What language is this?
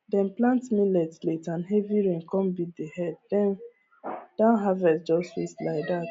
Nigerian Pidgin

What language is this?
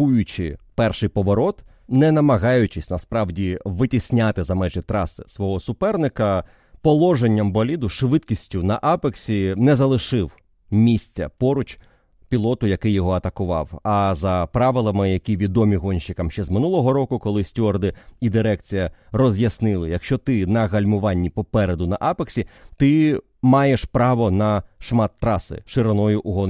Ukrainian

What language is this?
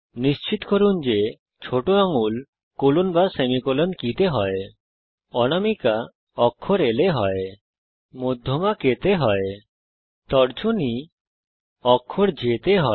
Bangla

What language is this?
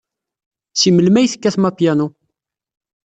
Kabyle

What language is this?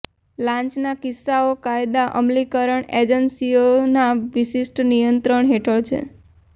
Gujarati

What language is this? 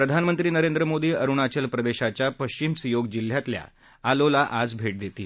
Marathi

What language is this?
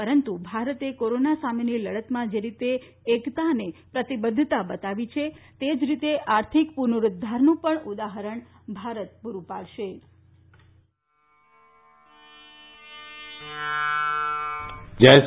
Gujarati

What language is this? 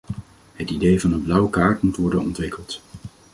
Dutch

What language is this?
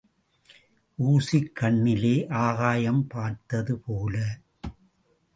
Tamil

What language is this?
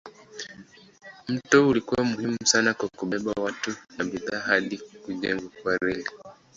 Swahili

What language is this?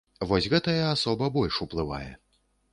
Belarusian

